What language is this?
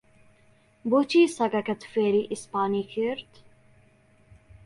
Central Kurdish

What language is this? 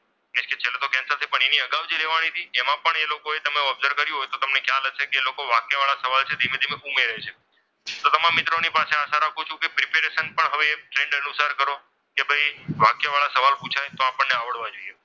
Gujarati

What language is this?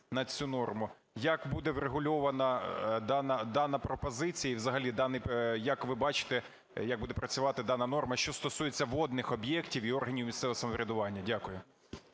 Ukrainian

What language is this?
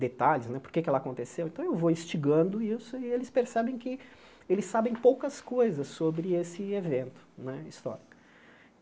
Portuguese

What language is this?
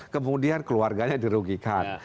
Indonesian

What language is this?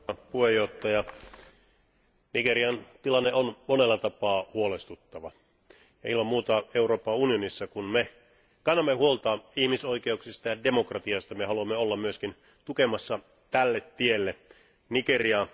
Finnish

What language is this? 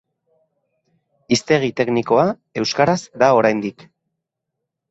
Basque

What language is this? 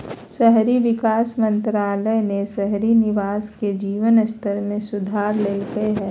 Magahi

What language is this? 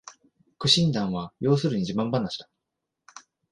Japanese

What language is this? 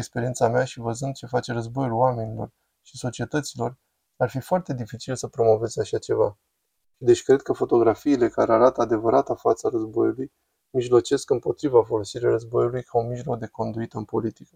Romanian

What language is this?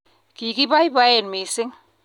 Kalenjin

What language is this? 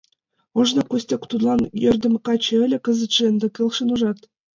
Mari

